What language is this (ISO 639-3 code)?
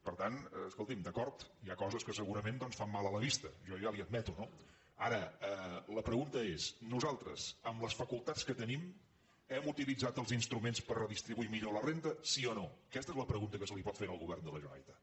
cat